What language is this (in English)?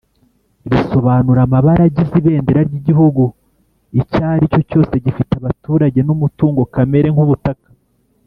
Kinyarwanda